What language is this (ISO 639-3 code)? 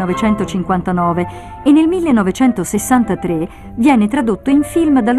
ita